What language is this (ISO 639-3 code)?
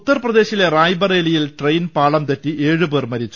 mal